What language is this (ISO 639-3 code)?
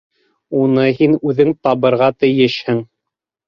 bak